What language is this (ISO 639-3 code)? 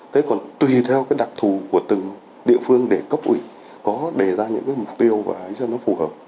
vie